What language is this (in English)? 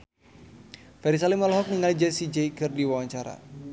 Sundanese